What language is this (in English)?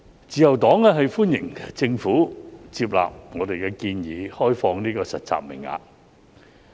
Cantonese